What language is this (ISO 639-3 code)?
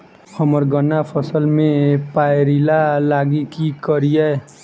mai